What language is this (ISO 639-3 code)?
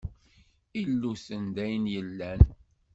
kab